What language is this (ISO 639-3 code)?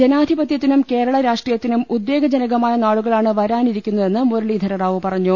mal